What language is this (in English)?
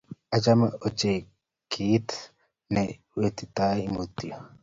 Kalenjin